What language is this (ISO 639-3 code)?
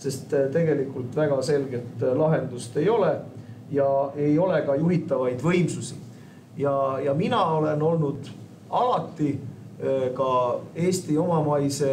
fin